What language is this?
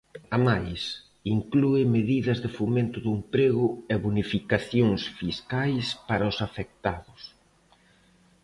Galician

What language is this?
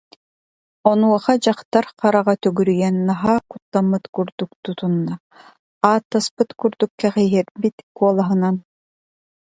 Yakut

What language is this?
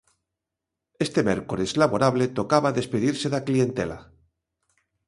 Galician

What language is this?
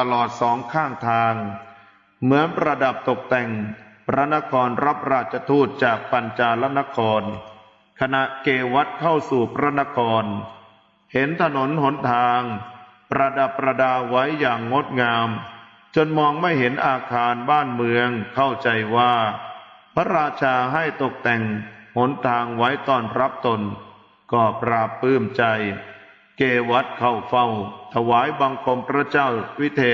Thai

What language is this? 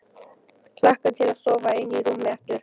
Icelandic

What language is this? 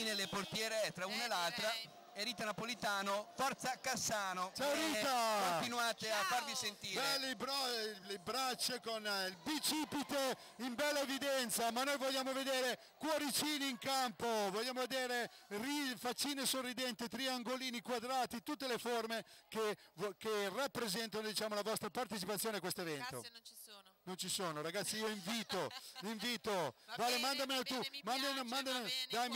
Italian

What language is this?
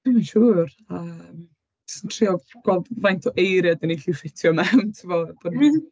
Welsh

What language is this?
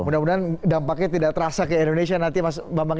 Indonesian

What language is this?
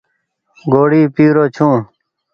Goaria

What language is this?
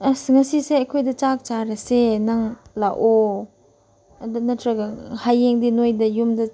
Manipuri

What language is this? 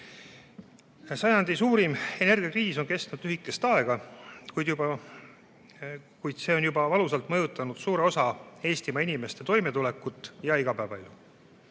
Estonian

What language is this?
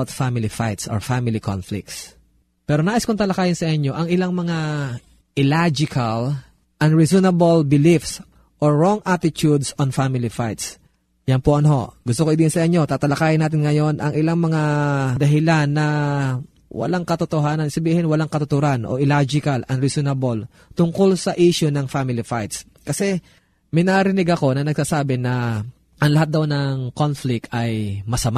Filipino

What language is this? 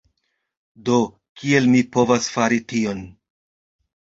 Esperanto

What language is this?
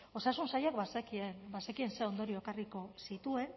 Basque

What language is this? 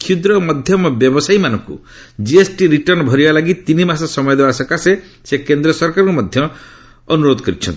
Odia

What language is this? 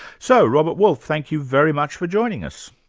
English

